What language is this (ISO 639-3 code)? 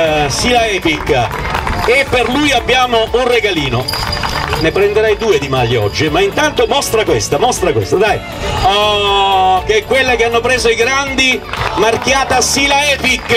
ita